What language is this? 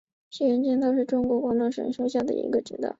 Chinese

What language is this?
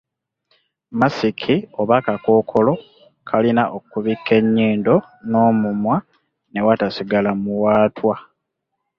Ganda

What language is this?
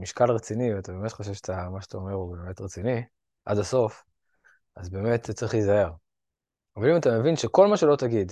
Hebrew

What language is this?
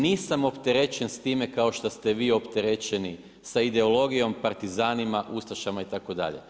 Croatian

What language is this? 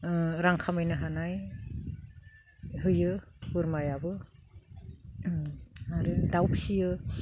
Bodo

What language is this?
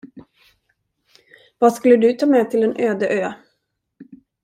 Swedish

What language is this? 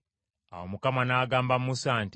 Ganda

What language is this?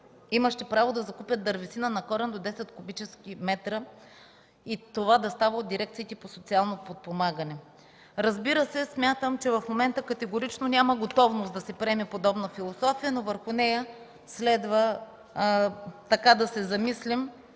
Bulgarian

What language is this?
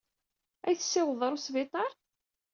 Kabyle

